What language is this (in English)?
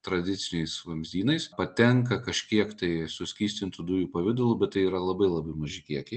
Lithuanian